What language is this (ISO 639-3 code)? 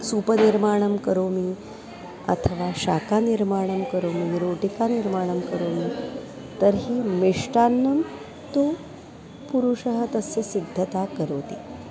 san